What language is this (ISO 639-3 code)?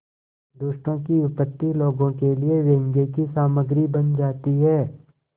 hin